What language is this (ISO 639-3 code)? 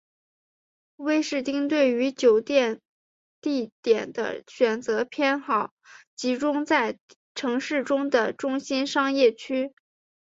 zho